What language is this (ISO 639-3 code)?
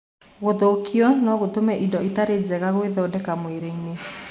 kik